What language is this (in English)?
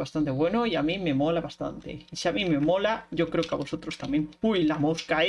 Spanish